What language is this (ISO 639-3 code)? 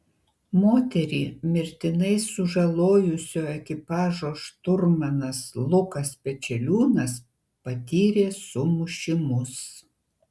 lit